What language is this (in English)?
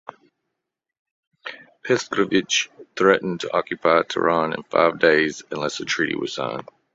English